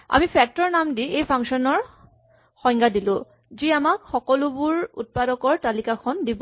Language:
Assamese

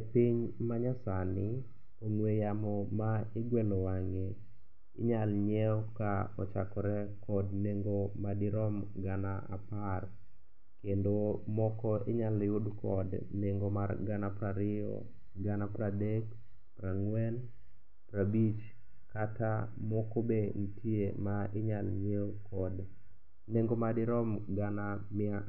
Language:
Luo (Kenya and Tanzania)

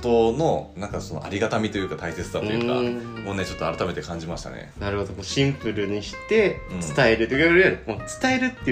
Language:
Japanese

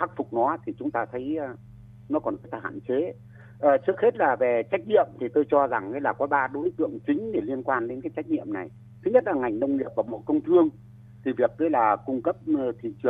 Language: Vietnamese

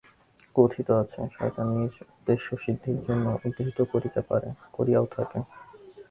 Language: Bangla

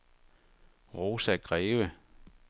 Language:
Danish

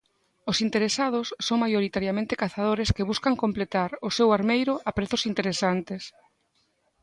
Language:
Galician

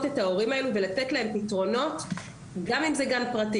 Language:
Hebrew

